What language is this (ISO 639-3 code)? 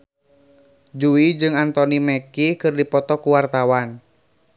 sun